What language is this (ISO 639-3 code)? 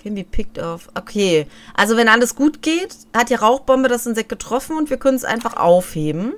deu